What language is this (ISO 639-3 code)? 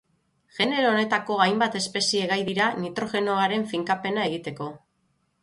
eus